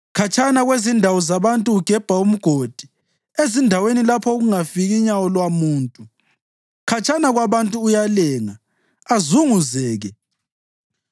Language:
North Ndebele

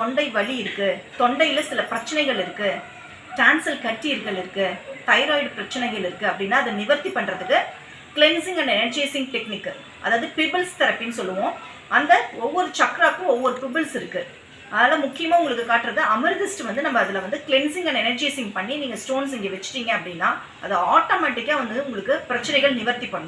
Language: Tamil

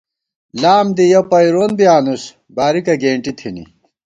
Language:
Gawar-Bati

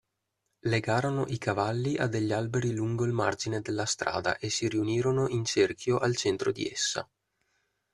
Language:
Italian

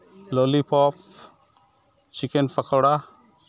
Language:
Santali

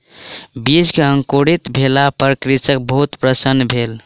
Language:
Maithili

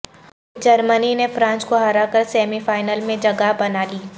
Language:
Urdu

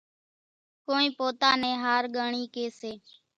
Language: Kachi Koli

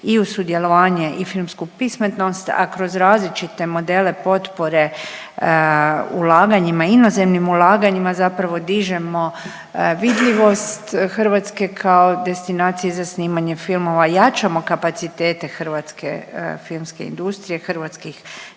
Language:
Croatian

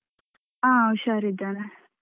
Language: Kannada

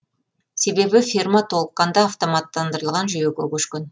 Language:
Kazakh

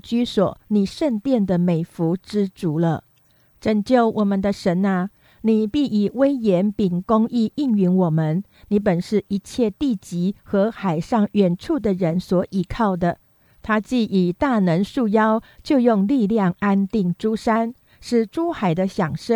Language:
Chinese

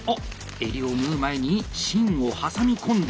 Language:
Japanese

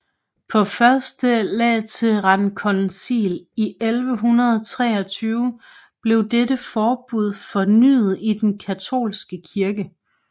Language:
Danish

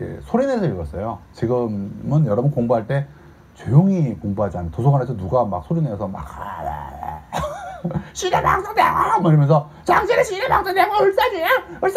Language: Korean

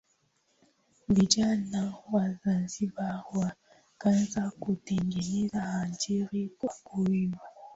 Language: Swahili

